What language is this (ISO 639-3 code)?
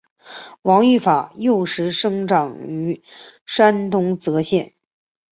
zho